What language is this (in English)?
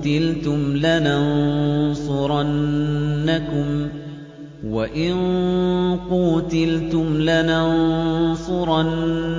Arabic